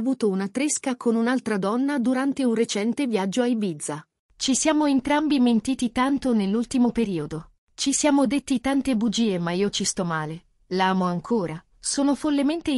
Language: Italian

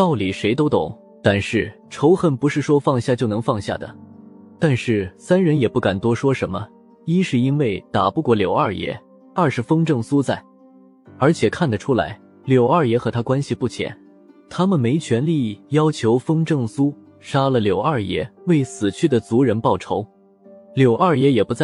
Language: Chinese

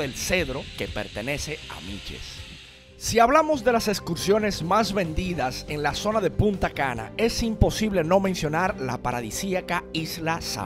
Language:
Spanish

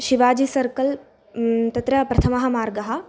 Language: Sanskrit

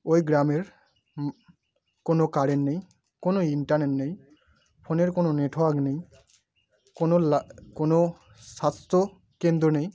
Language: Bangla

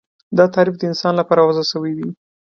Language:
Pashto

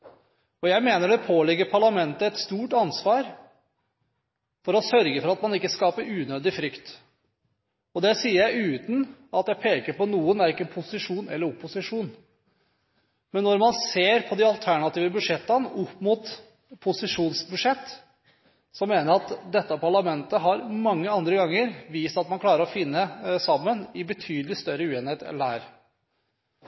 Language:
Norwegian Bokmål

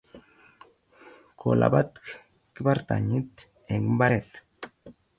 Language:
Kalenjin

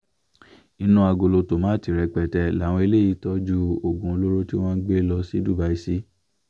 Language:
Yoruba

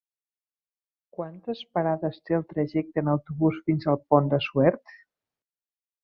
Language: Catalan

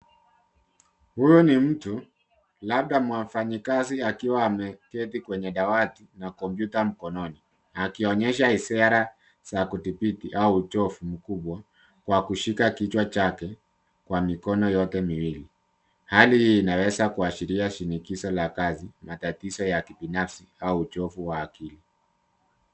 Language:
Swahili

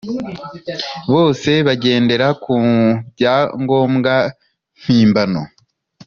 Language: Kinyarwanda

